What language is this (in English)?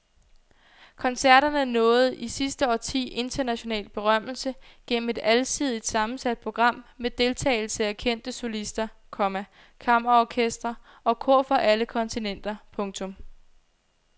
Danish